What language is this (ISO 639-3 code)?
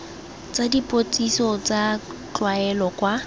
tsn